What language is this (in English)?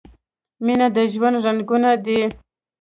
Pashto